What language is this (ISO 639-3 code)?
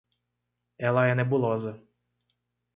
por